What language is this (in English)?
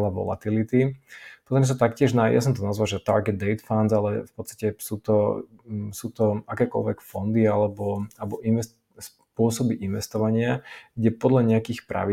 Slovak